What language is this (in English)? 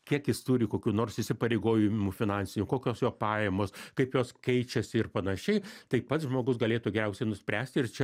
Lithuanian